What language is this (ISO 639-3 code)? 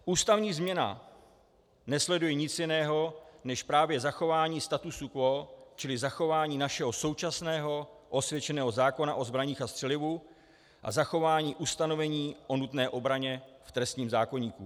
ces